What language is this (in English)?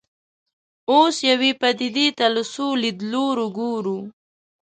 Pashto